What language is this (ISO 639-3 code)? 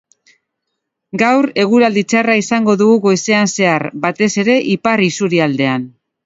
eus